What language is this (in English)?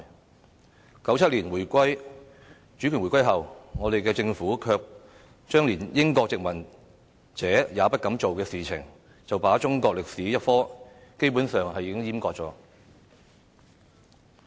Cantonese